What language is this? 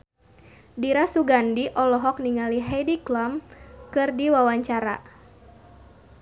Sundanese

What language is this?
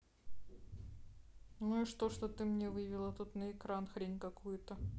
Russian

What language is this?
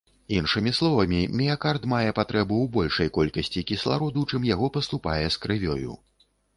Belarusian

